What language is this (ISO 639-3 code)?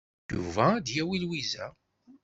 kab